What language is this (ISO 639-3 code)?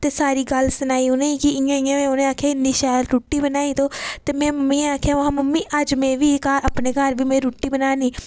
doi